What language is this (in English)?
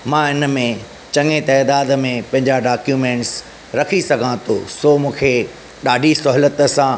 Sindhi